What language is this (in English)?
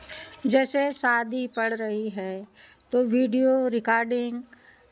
Hindi